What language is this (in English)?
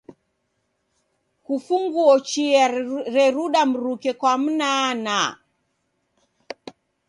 Taita